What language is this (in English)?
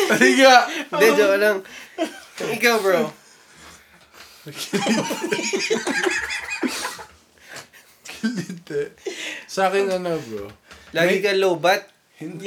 Filipino